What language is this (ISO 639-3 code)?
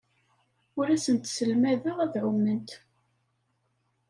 kab